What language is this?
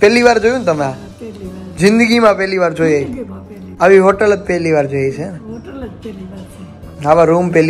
Gujarati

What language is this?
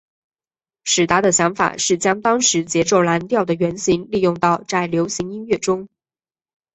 Chinese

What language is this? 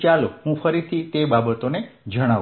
Gujarati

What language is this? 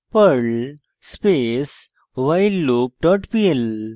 Bangla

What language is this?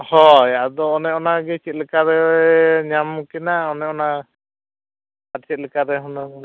Santali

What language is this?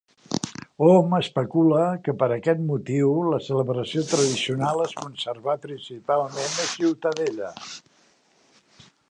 Catalan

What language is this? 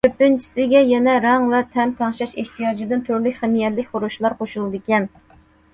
Uyghur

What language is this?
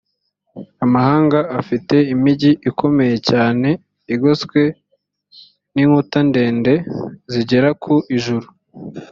Kinyarwanda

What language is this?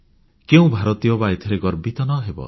Odia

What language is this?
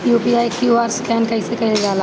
Bhojpuri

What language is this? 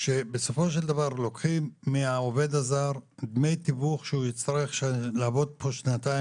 Hebrew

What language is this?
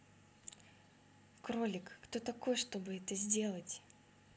Russian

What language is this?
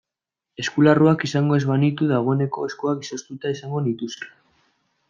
Basque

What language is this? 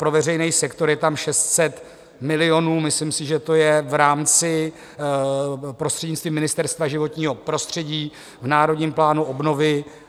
Czech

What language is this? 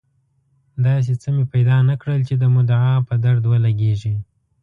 Pashto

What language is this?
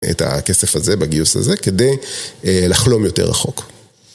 Hebrew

